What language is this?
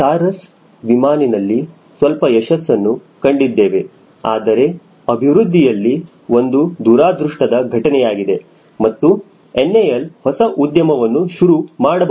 Kannada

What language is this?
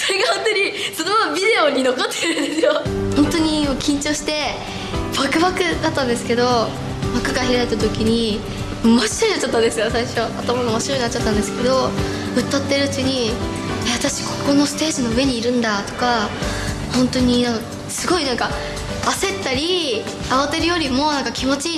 Japanese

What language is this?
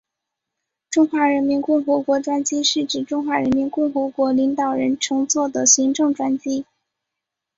Chinese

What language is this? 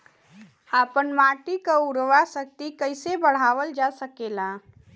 Bhojpuri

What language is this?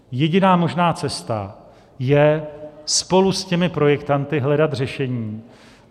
Czech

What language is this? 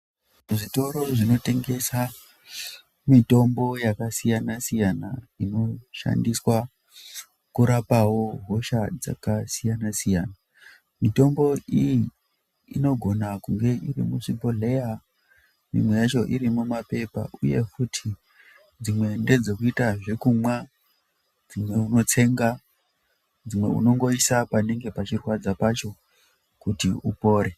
Ndau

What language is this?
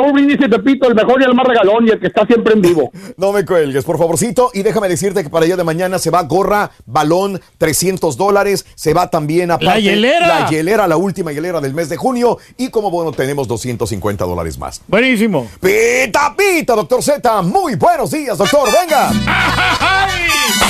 Spanish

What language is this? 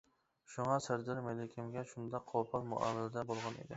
Uyghur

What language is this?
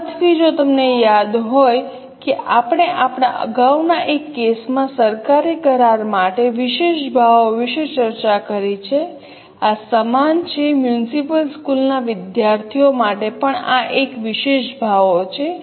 Gujarati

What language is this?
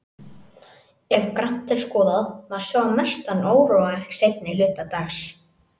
Icelandic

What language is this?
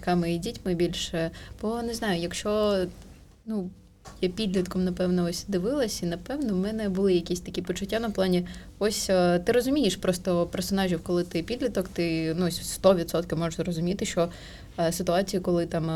Ukrainian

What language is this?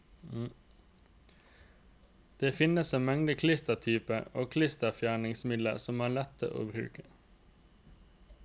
Norwegian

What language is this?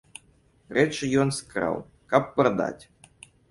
Belarusian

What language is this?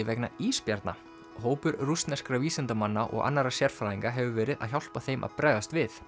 Icelandic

